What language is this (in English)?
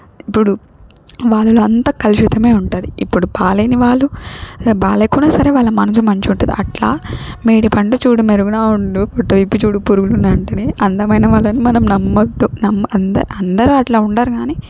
Telugu